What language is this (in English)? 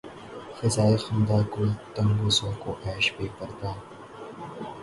Urdu